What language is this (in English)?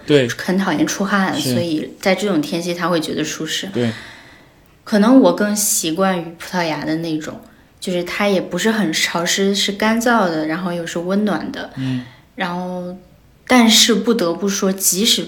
Chinese